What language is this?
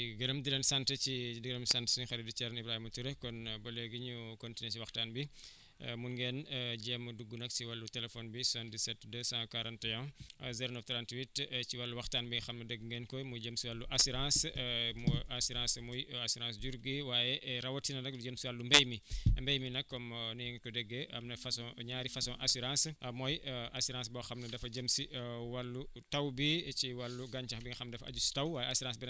Wolof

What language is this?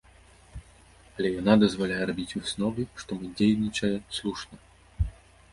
Belarusian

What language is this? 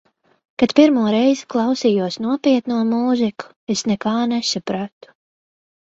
Latvian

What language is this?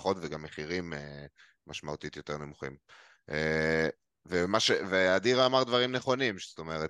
Hebrew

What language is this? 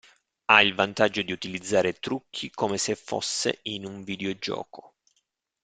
Italian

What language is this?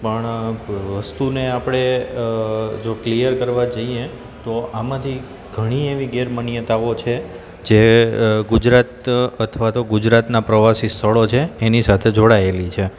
Gujarati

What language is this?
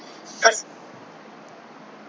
Punjabi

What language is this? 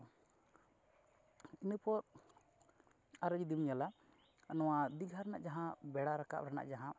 Santali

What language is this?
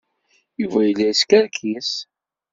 Kabyle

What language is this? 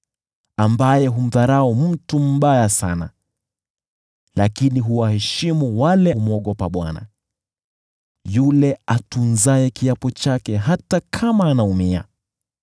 Swahili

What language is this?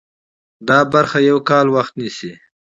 Pashto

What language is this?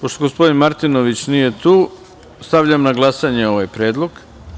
Serbian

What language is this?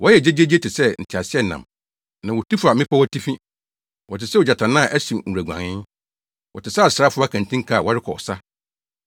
Akan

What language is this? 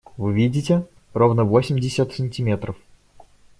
Russian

